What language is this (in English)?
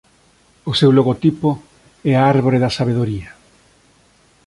Galician